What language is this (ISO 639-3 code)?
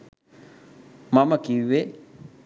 sin